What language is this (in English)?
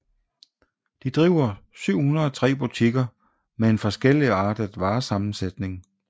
Danish